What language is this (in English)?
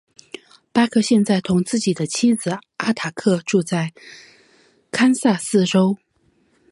Chinese